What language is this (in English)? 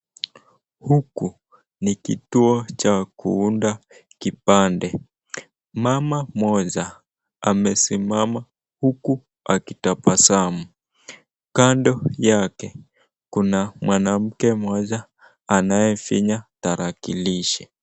Swahili